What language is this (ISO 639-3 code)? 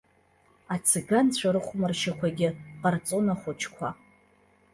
abk